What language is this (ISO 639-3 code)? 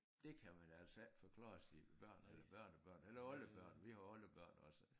dan